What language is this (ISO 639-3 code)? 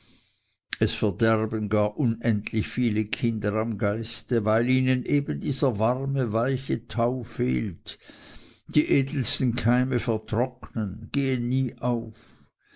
deu